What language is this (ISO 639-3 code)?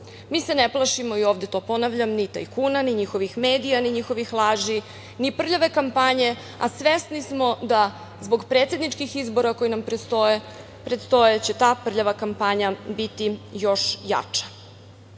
srp